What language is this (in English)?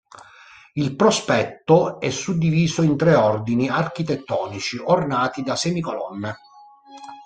Italian